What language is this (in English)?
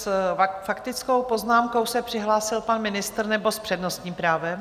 Czech